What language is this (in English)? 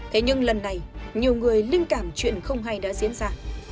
Vietnamese